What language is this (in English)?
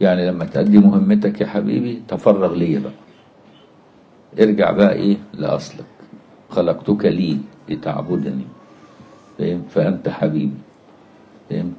Arabic